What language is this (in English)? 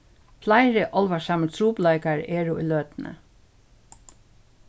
Faroese